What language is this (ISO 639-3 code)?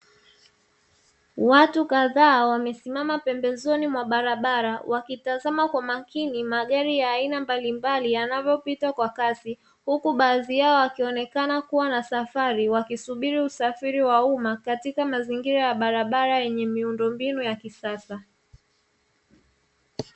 swa